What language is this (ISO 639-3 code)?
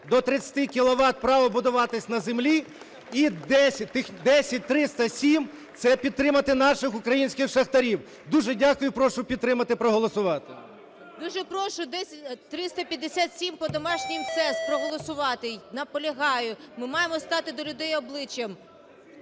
ukr